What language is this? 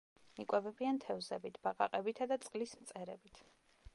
Georgian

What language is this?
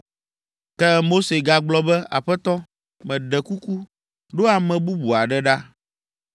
Ewe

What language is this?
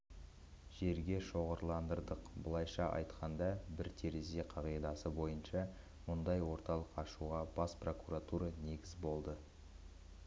Kazakh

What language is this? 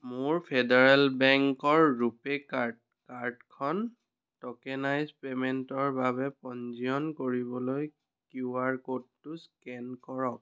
Assamese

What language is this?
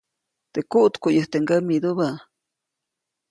Copainalá Zoque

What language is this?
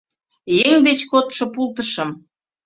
Mari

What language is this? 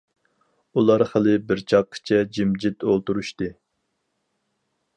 Uyghur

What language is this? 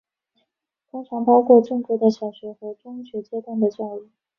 Chinese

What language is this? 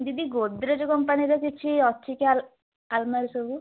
Odia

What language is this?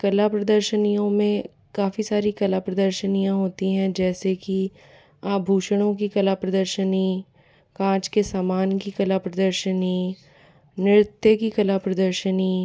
Hindi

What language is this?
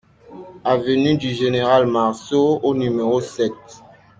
French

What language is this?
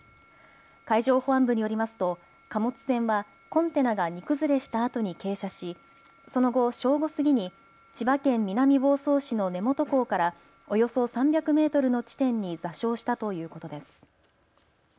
Japanese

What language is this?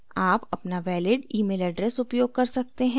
Hindi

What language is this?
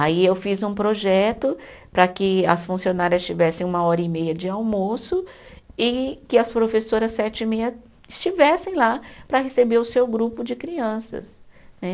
Portuguese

